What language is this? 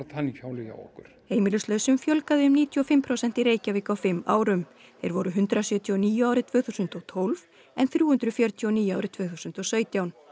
Icelandic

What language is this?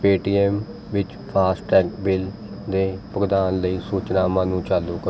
Punjabi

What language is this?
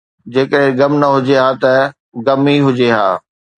Sindhi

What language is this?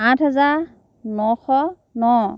Assamese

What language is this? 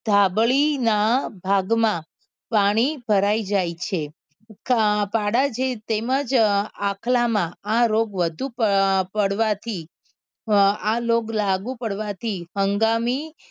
Gujarati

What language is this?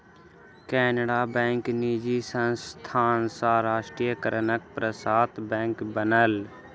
Maithili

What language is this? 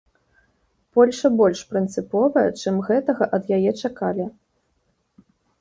Belarusian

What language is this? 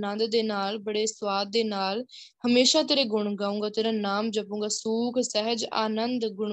Punjabi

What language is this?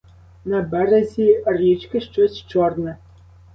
Ukrainian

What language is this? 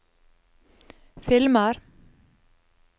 Norwegian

